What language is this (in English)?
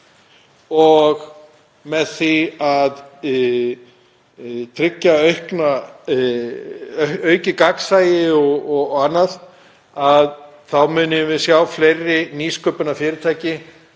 Icelandic